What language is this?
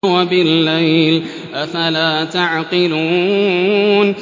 Arabic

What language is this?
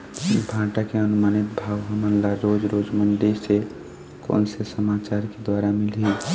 Chhattisgarhi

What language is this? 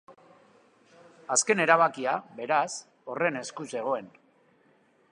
Basque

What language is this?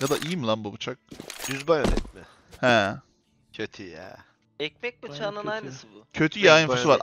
Turkish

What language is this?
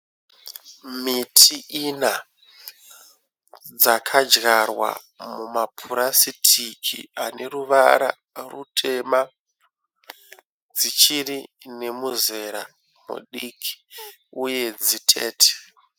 Shona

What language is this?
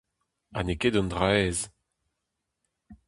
Breton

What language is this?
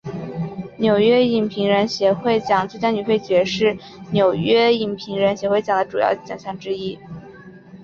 Chinese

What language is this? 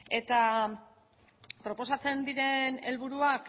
Basque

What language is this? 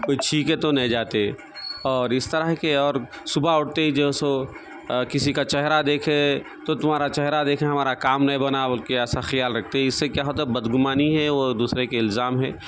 Urdu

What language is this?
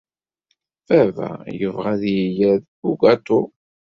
Kabyle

